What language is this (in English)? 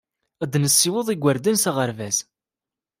Kabyle